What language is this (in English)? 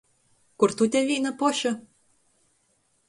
Latgalian